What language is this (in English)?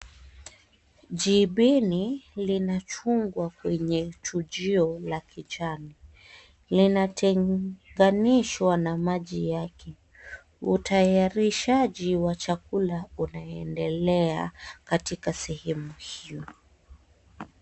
Swahili